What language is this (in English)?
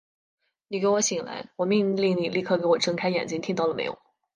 Chinese